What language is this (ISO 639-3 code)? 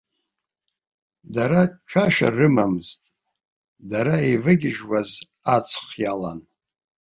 abk